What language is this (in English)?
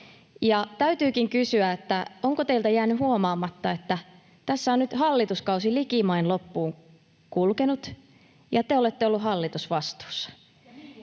Finnish